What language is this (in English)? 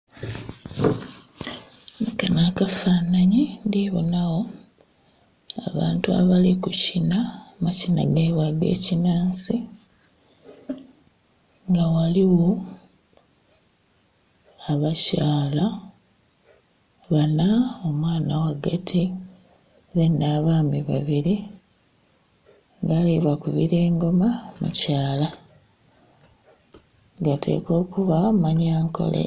Soga